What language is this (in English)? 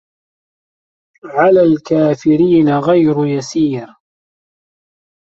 Arabic